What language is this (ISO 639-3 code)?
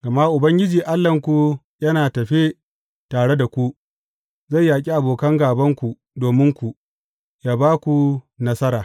hau